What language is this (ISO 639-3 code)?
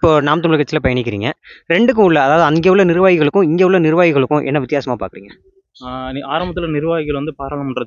tam